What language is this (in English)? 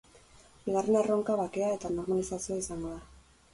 Basque